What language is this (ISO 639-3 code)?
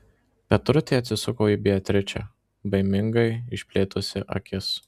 lit